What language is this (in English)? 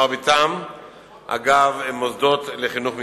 Hebrew